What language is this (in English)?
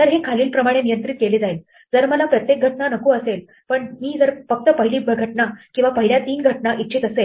Marathi